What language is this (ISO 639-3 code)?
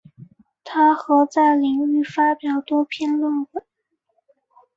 zho